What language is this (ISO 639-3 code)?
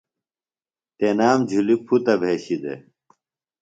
phl